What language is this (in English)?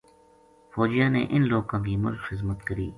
Gujari